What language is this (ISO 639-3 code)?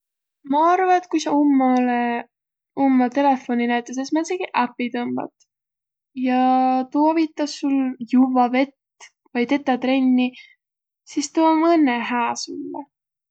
vro